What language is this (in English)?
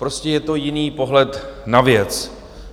Czech